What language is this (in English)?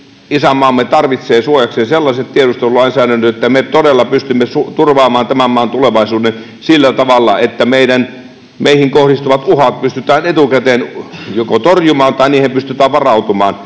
Finnish